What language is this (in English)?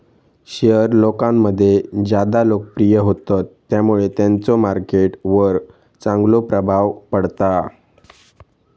Marathi